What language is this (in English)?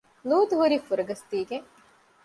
Divehi